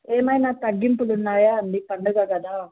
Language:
Telugu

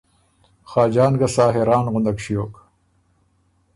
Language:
Ormuri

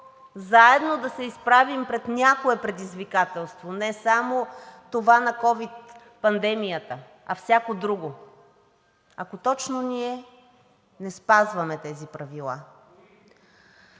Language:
Bulgarian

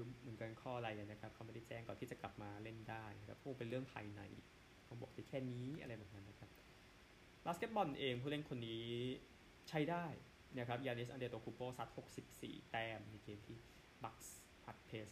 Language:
Thai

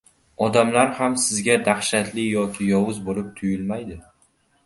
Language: Uzbek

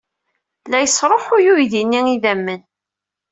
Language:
Kabyle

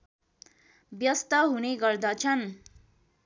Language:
Nepali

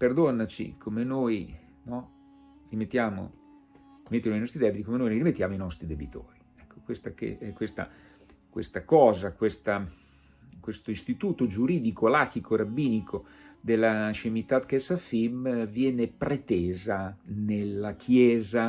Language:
Italian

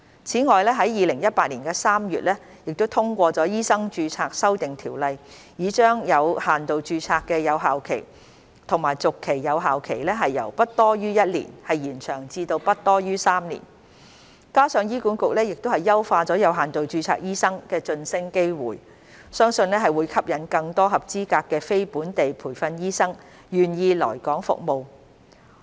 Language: Cantonese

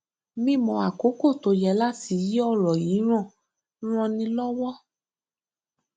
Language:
Yoruba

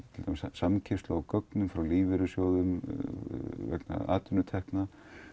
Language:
Icelandic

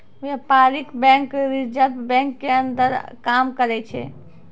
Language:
Maithili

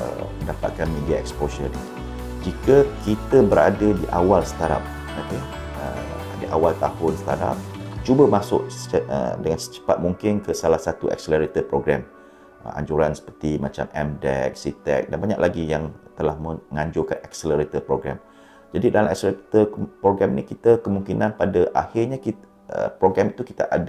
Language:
Malay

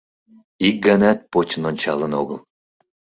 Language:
Mari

